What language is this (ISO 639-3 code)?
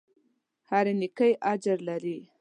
pus